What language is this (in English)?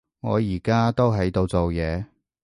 Cantonese